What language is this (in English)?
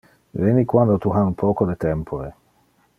Interlingua